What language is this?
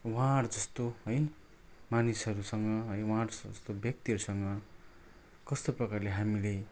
Nepali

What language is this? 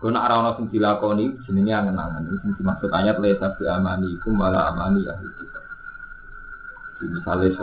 Indonesian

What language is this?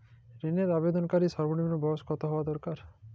Bangla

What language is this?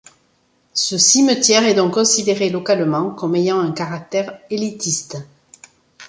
French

